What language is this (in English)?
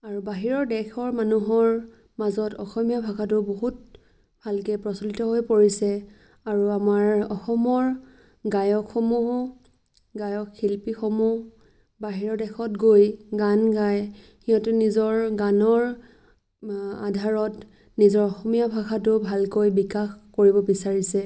Assamese